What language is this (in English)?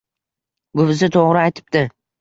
Uzbek